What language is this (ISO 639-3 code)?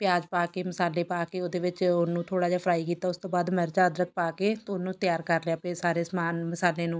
pan